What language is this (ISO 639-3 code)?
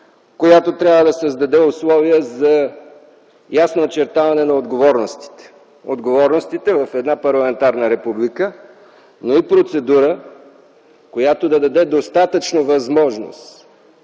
bul